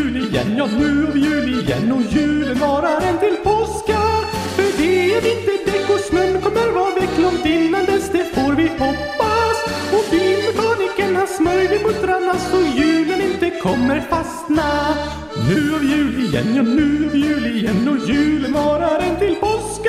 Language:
Swedish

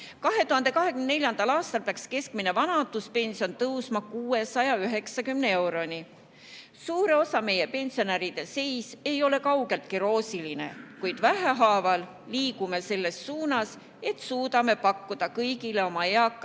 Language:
Estonian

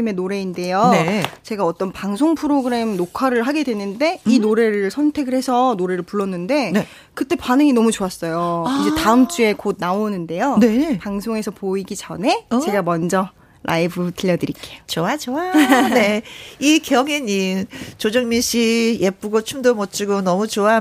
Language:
Korean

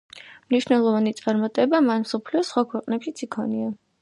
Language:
Georgian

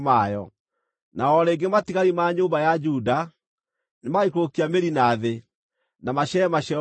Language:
Kikuyu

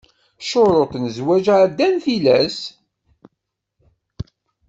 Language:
Kabyle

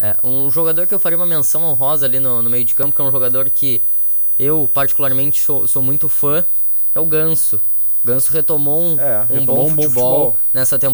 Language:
Portuguese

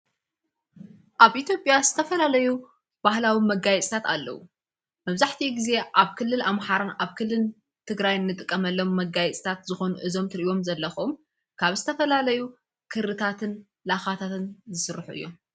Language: Tigrinya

